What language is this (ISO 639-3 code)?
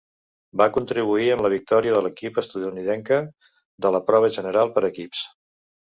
cat